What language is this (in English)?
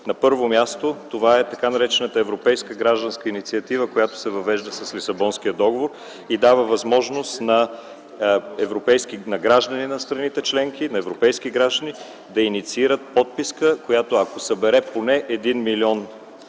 Bulgarian